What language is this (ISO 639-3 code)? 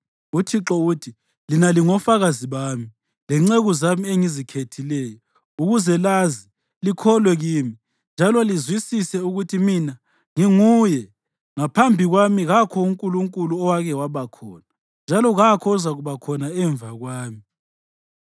nde